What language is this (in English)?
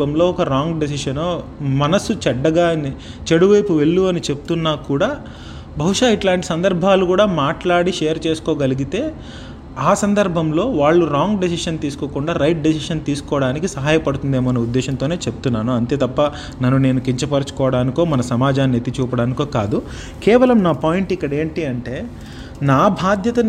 Telugu